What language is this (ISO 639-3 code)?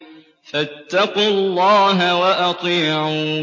ara